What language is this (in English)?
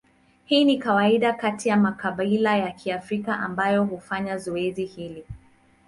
Swahili